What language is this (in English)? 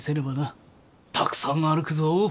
Japanese